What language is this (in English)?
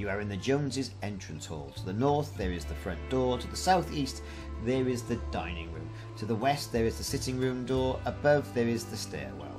English